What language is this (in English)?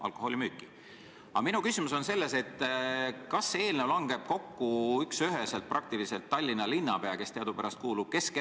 Estonian